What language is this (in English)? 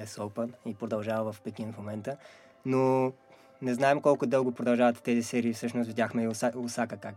Bulgarian